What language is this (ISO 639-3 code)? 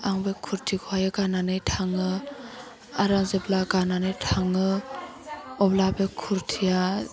brx